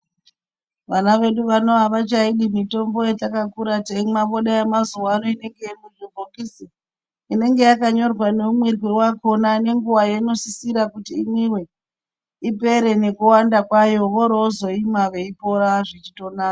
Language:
Ndau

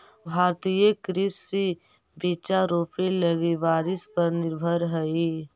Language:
Magahi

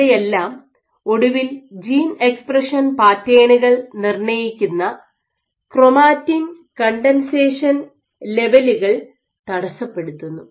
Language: Malayalam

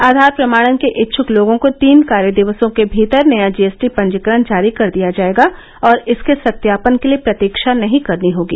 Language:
Hindi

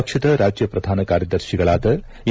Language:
Kannada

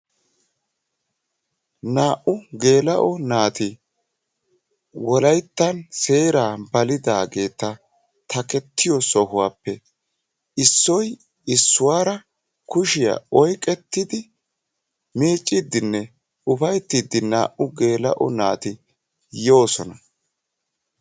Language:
Wolaytta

